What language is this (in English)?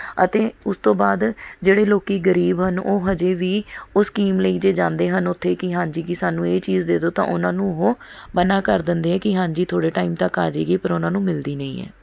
Punjabi